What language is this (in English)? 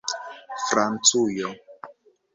Esperanto